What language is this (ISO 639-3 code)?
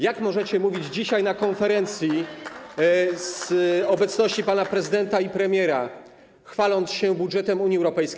pol